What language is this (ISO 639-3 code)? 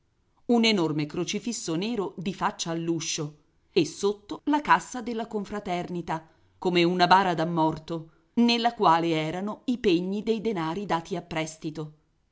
ita